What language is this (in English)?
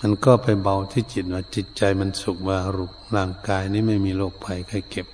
Thai